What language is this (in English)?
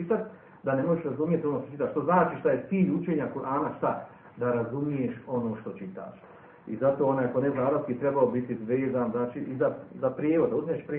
Croatian